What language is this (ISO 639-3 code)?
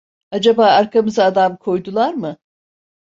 tur